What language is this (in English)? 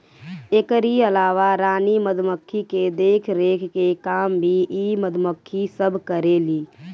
Bhojpuri